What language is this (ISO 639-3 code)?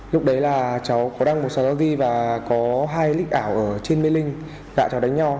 vie